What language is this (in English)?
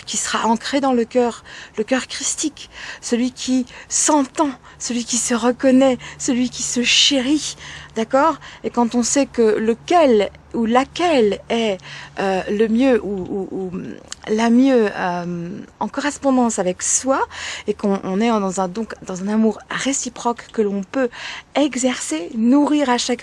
French